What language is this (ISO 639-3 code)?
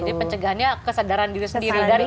ind